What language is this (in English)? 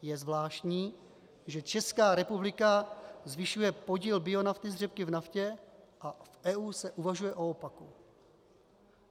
Czech